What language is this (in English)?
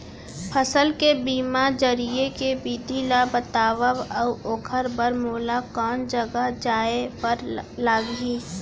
Chhattisgarhi